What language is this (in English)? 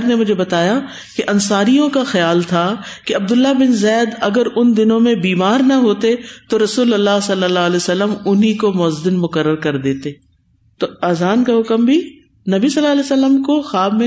Urdu